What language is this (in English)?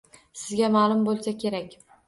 Uzbek